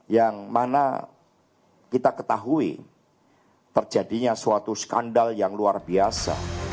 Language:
Indonesian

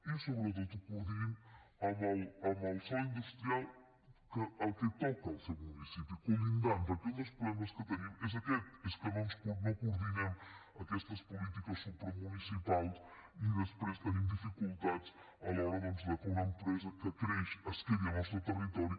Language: Catalan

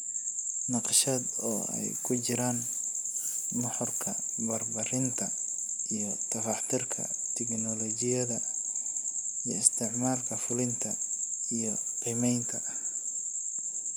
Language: Somali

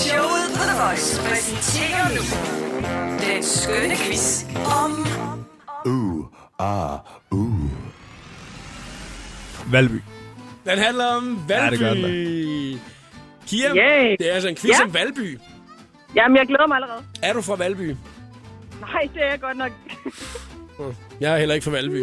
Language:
Danish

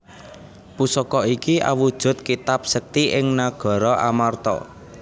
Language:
Javanese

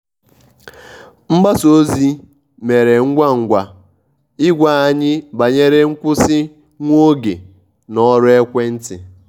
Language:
Igbo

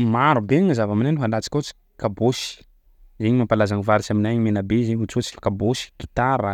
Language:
Sakalava Malagasy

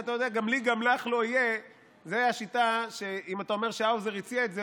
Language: Hebrew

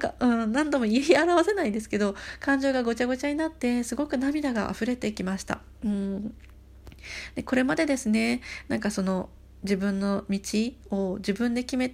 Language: Japanese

